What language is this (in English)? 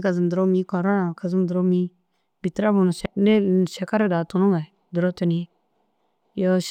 Dazaga